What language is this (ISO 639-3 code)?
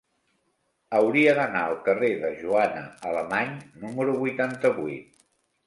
cat